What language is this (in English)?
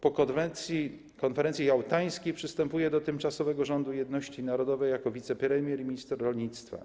Polish